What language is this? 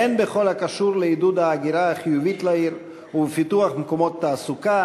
Hebrew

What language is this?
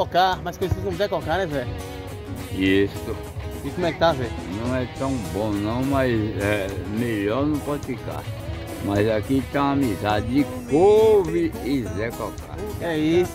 Portuguese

